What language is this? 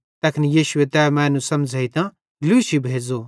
Bhadrawahi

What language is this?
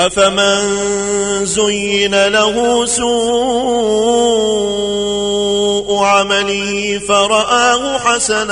Arabic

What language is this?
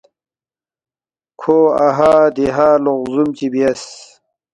Balti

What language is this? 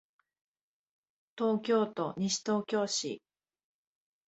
Japanese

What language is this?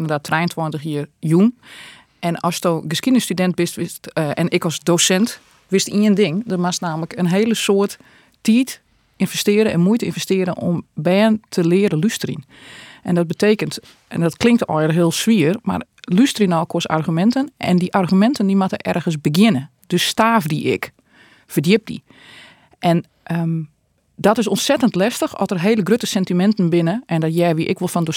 Dutch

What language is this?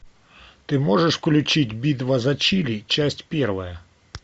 Russian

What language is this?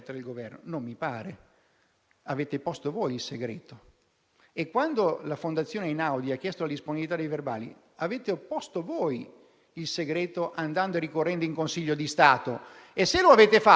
Italian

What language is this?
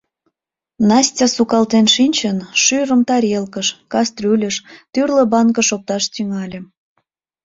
Mari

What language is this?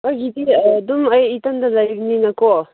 Manipuri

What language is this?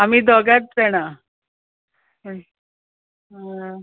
Konkani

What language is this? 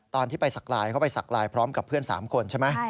Thai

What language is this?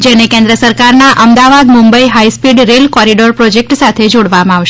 Gujarati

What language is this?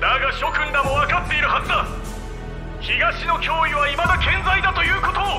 Japanese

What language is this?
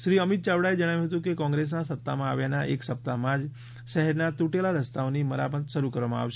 Gujarati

